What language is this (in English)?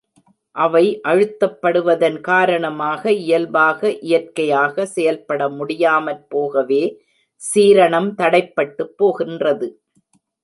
Tamil